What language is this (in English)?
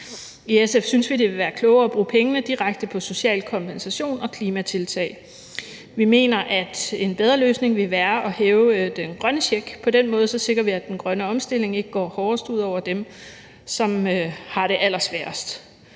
Danish